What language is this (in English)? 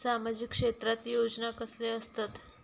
Marathi